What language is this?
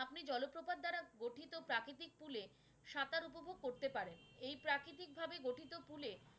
Bangla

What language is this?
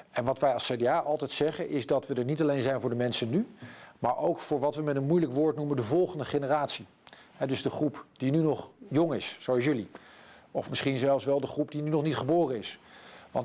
Dutch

